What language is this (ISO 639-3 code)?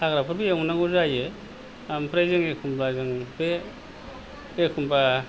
brx